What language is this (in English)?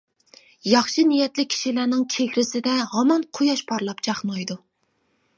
Uyghur